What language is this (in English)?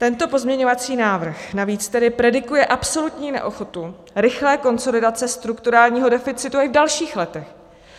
Czech